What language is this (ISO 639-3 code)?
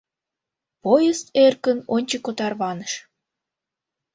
chm